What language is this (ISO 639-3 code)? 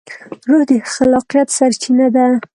pus